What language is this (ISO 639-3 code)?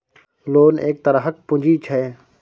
mai